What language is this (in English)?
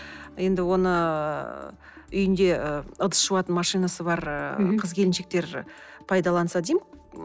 Kazakh